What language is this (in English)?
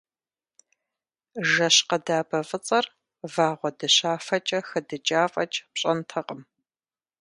Kabardian